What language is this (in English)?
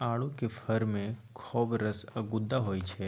Maithili